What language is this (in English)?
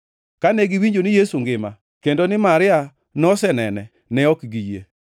Luo (Kenya and Tanzania)